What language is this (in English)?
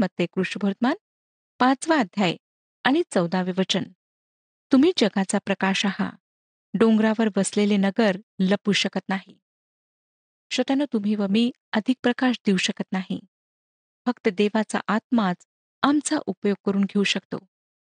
Marathi